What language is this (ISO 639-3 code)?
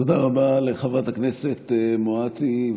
heb